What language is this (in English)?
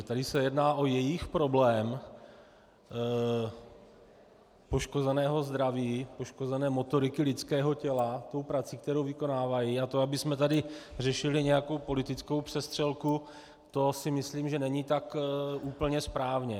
Czech